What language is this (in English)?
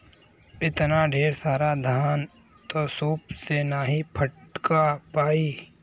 Bhojpuri